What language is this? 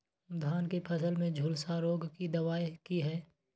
Maithili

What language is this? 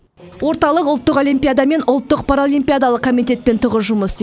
Kazakh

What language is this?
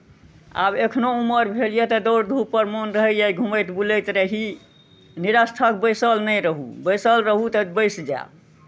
Maithili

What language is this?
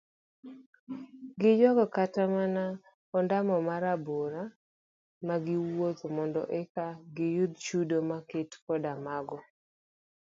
Luo (Kenya and Tanzania)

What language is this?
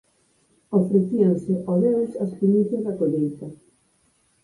Galician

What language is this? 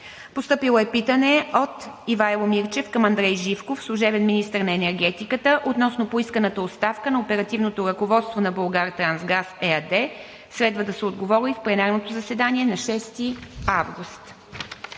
Bulgarian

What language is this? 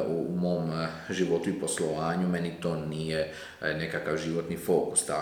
Croatian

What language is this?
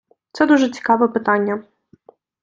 Ukrainian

